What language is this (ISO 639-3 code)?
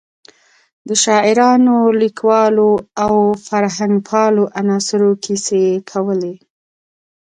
pus